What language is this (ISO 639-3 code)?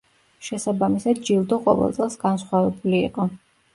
kat